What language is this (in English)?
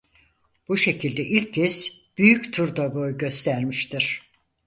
Turkish